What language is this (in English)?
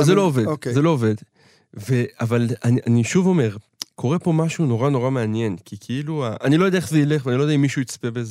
Hebrew